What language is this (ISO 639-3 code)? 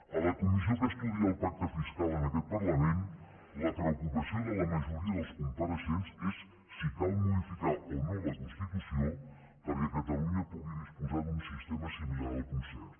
cat